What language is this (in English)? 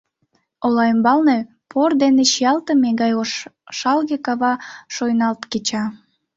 Mari